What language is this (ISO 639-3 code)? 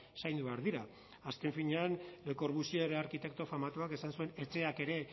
eus